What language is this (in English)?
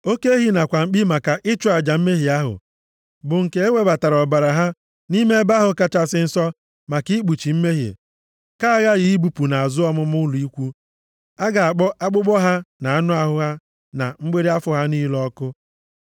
Igbo